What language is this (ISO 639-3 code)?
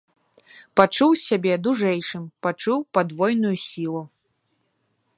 bel